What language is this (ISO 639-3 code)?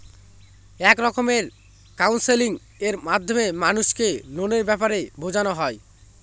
ben